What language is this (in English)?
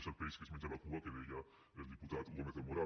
Catalan